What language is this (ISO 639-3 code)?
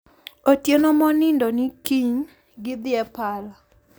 luo